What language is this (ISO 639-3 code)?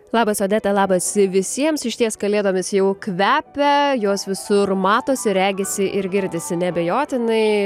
lit